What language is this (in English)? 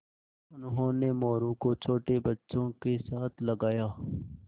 Hindi